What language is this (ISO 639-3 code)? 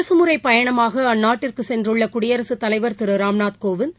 tam